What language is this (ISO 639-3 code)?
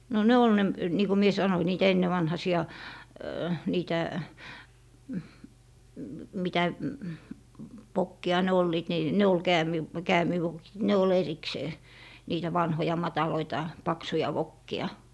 fin